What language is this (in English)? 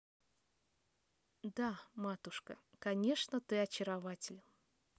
Russian